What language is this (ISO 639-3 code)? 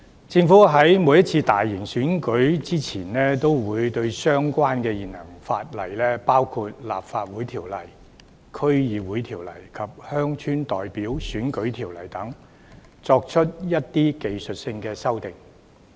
yue